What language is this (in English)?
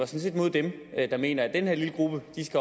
Danish